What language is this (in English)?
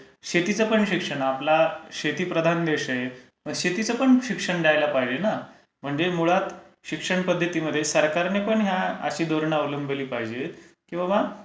Marathi